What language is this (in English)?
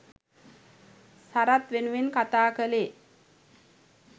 Sinhala